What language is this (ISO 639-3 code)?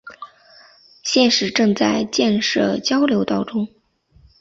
zho